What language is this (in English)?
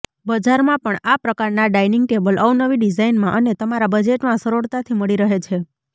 Gujarati